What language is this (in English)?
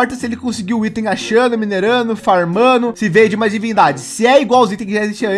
Portuguese